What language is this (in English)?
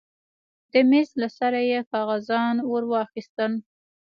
Pashto